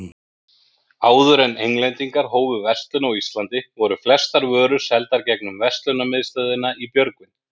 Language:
Icelandic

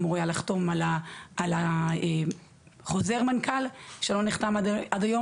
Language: Hebrew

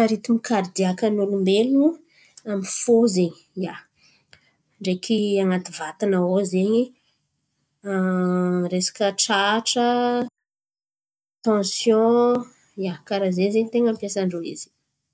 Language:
Antankarana Malagasy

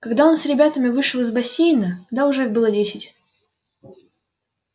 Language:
Russian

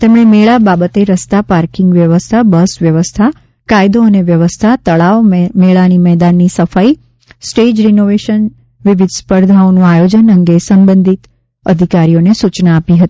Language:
Gujarati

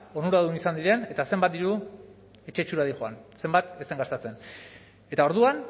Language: Basque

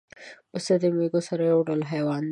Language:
Pashto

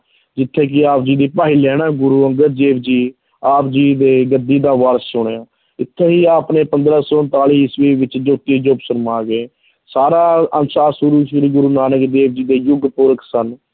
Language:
Punjabi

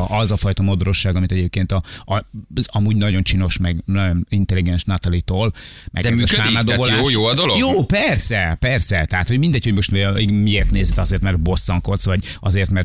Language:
Hungarian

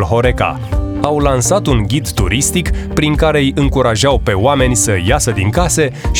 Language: Romanian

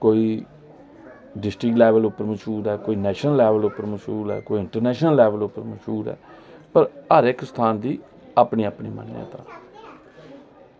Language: Dogri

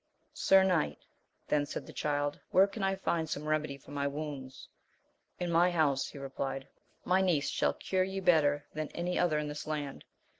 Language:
English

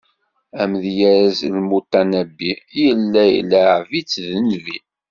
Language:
Kabyle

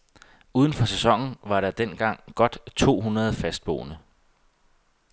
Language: Danish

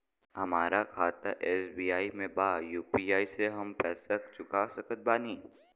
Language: Bhojpuri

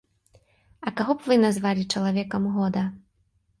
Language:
Belarusian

